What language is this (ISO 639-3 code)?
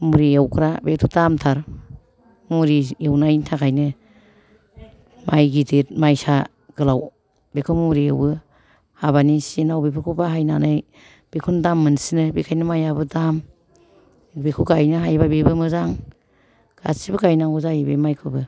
brx